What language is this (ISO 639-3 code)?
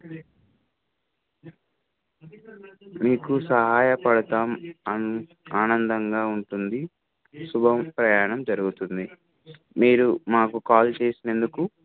tel